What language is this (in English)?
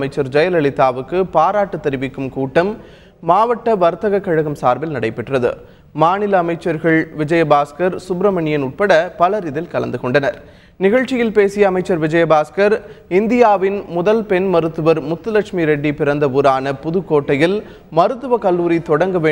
Tamil